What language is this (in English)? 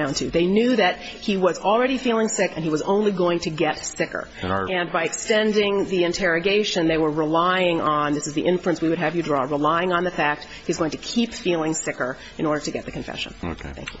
English